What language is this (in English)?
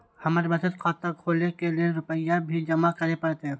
Maithili